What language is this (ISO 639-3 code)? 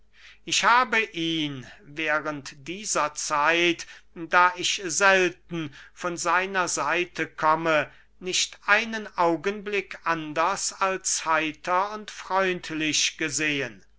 deu